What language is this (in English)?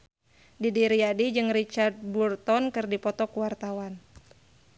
Sundanese